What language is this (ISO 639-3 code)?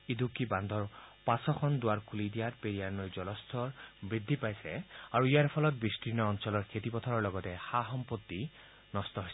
asm